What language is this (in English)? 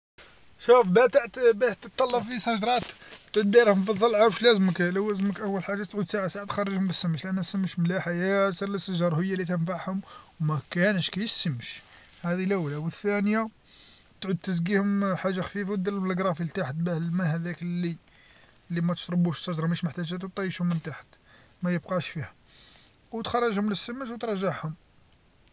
Algerian Arabic